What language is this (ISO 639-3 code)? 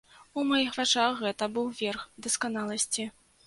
bel